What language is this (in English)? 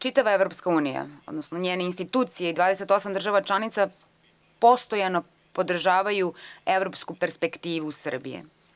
Serbian